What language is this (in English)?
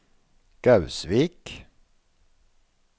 Norwegian